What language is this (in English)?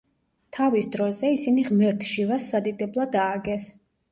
Georgian